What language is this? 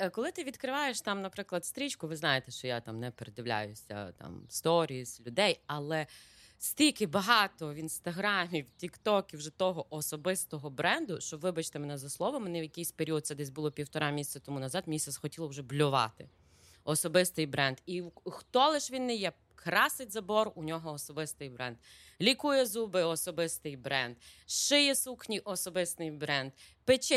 Ukrainian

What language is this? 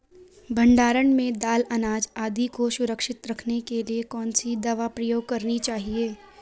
Hindi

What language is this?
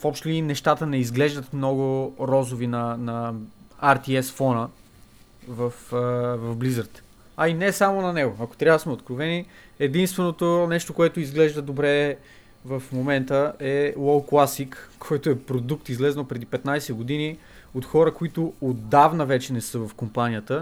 Bulgarian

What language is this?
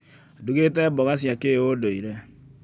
Kikuyu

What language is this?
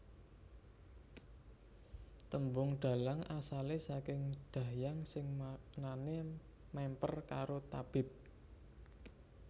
Javanese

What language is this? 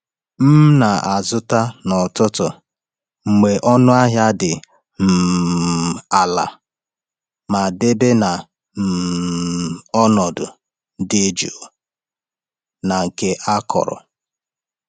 Igbo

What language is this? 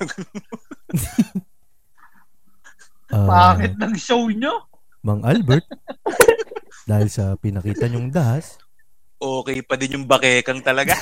Filipino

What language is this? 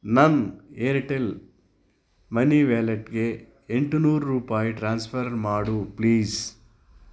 Kannada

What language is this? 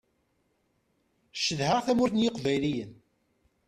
Kabyle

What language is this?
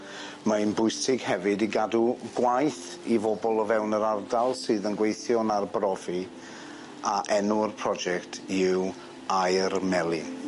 Welsh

